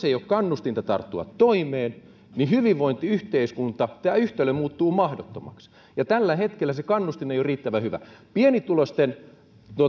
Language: Finnish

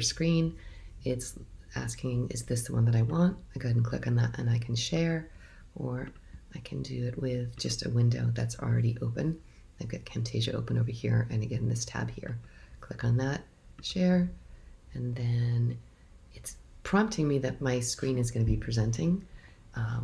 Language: English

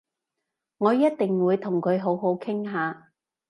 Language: Cantonese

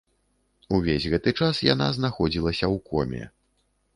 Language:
Belarusian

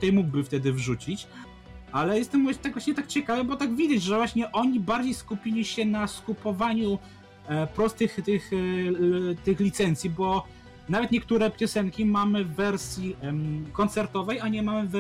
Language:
Polish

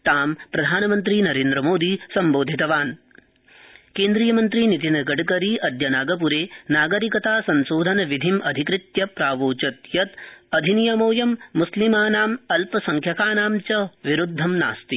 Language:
Sanskrit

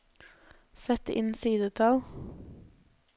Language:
Norwegian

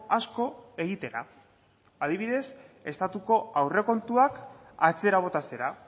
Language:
Basque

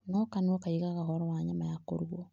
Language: Kikuyu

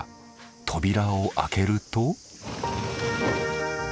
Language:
Japanese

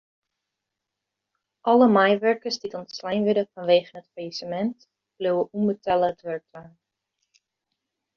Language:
Western Frisian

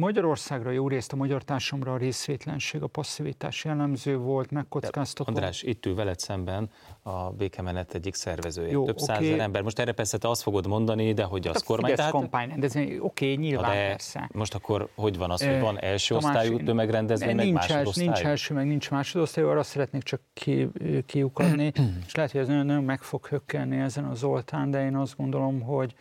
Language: Hungarian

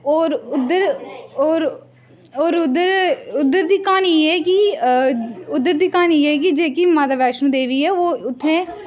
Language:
Dogri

